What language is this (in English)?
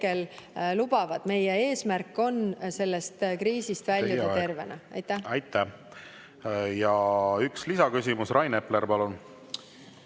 Estonian